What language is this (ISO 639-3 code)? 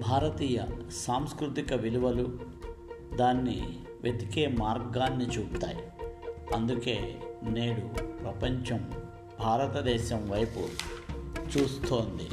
tel